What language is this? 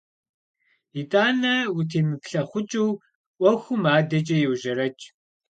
Kabardian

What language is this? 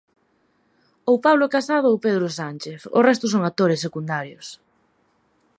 Galician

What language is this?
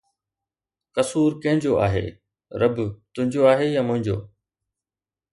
Sindhi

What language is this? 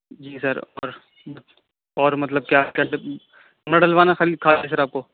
Urdu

